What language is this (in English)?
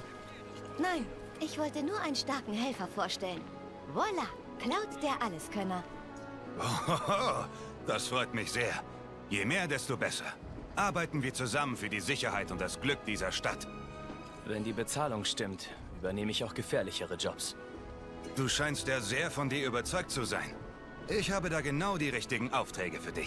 German